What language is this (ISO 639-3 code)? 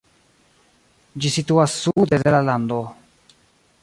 epo